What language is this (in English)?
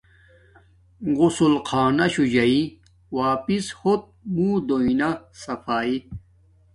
Domaaki